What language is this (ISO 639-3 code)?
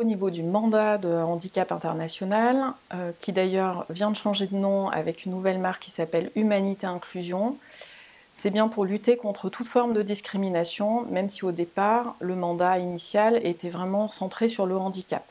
fra